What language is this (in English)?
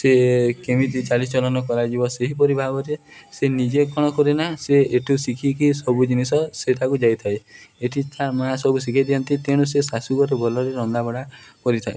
Odia